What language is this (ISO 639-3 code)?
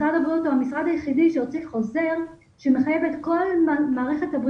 heb